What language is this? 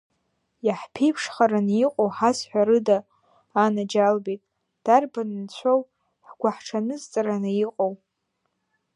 Abkhazian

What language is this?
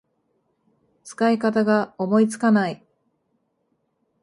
Japanese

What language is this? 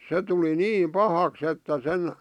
Finnish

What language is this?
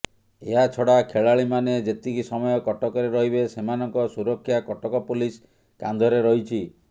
Odia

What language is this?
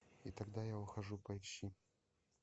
Russian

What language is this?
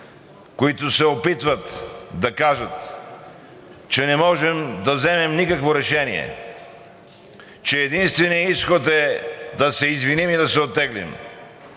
Bulgarian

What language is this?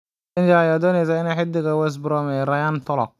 Somali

